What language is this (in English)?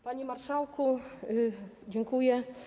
Polish